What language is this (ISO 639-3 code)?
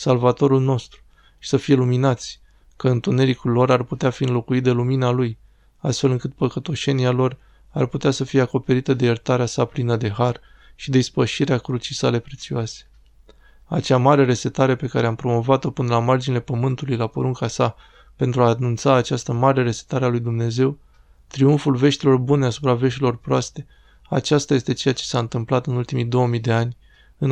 ron